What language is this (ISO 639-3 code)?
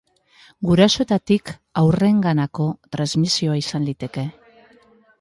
eus